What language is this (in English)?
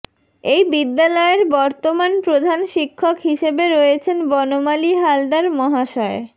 Bangla